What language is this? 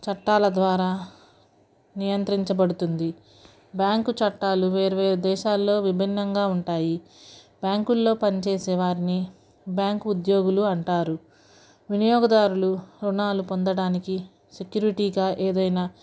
Telugu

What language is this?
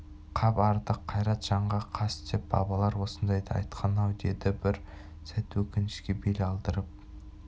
Kazakh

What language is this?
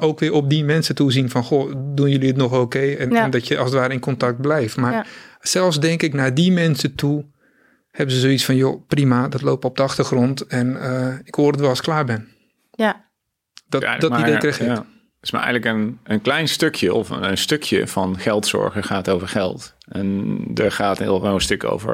Dutch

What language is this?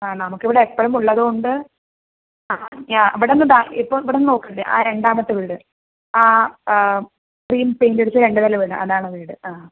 Malayalam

